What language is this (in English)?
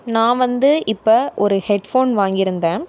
Tamil